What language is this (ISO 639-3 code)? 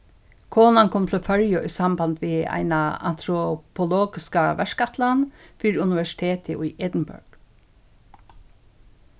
fao